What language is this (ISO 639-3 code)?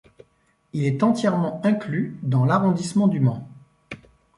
fra